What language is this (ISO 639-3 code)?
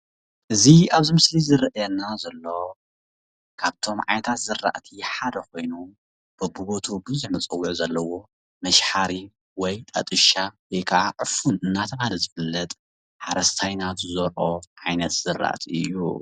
tir